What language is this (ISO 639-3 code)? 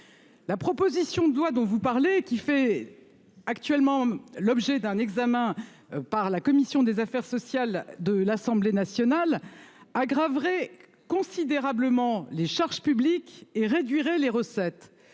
fra